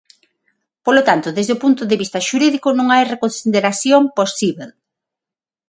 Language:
Galician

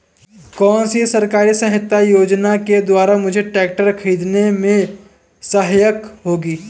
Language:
Hindi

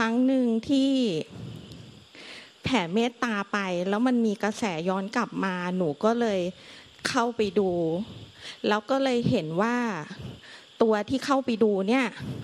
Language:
Thai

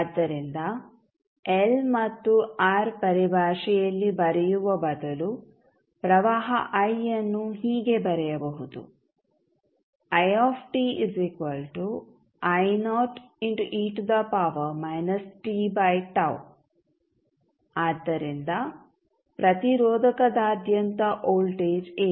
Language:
Kannada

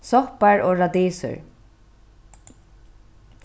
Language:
Faroese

